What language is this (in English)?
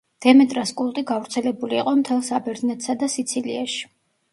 Georgian